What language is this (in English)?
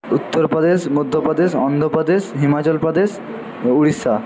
Bangla